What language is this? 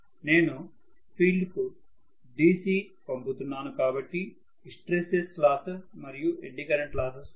Telugu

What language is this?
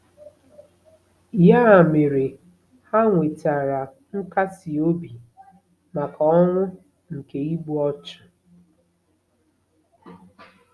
Igbo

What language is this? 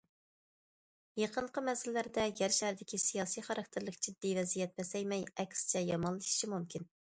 Uyghur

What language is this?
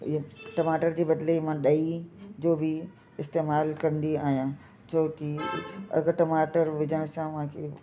Sindhi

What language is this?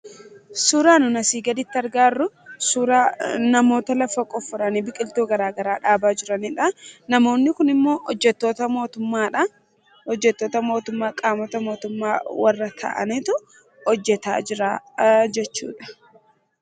Oromo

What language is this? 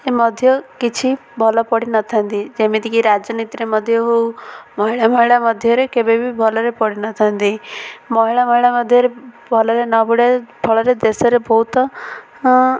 Odia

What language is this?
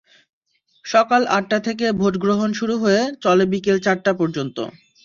Bangla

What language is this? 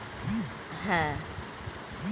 Bangla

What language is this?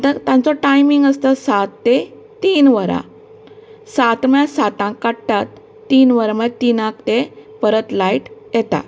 Konkani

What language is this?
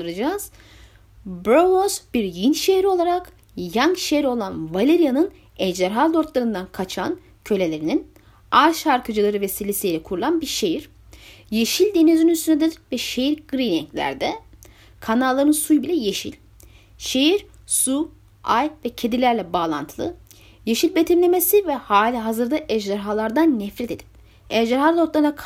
Turkish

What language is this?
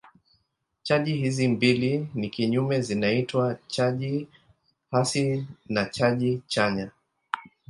Swahili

